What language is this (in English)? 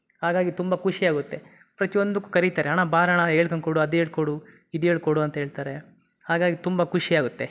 Kannada